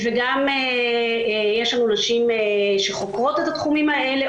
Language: Hebrew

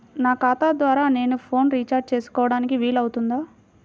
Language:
Telugu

